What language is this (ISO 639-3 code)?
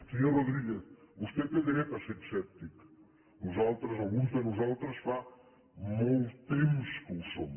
cat